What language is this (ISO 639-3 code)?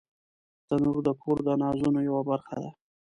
pus